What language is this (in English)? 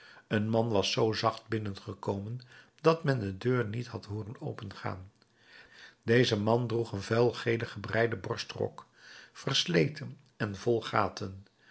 Dutch